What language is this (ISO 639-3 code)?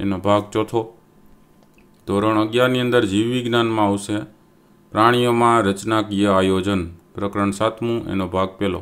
ron